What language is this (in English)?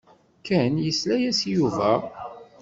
Kabyle